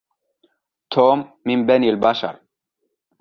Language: Arabic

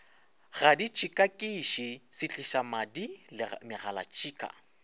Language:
Northern Sotho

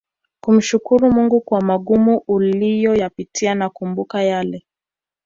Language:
Swahili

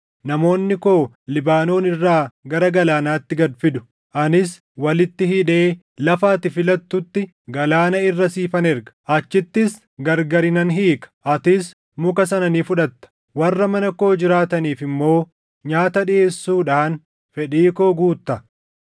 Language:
Oromo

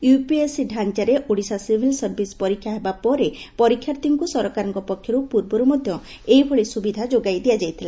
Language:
Odia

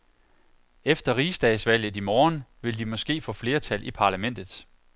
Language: Danish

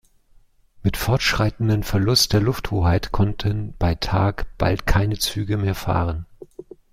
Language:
German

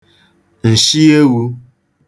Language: Igbo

